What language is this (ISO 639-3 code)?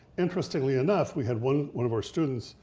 eng